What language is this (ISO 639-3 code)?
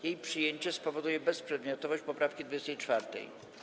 pol